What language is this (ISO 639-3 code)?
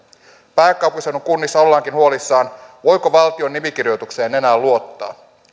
fin